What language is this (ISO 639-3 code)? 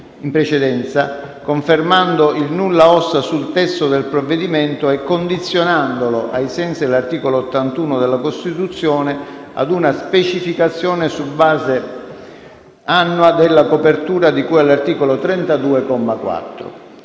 ita